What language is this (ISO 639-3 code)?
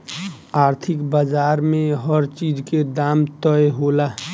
bho